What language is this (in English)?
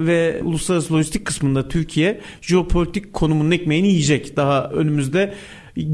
Turkish